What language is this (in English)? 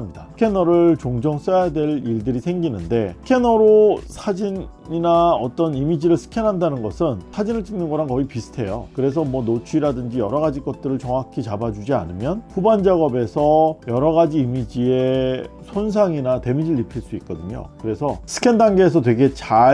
Korean